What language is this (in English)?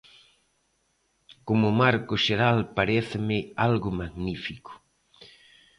Galician